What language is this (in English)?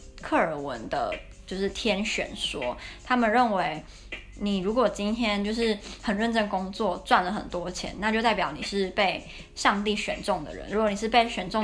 Chinese